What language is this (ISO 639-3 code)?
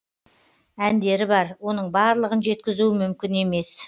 kaz